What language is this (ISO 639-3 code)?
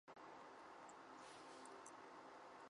zho